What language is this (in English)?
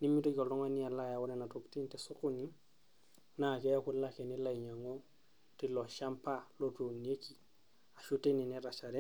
Masai